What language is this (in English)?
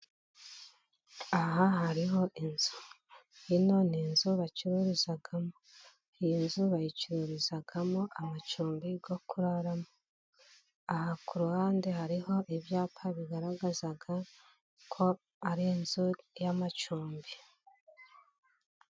Kinyarwanda